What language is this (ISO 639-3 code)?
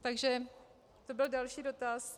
ces